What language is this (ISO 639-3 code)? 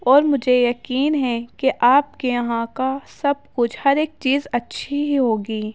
urd